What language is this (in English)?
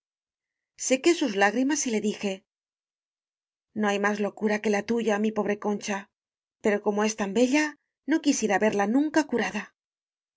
Spanish